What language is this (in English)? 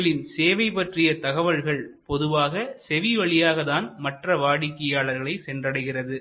Tamil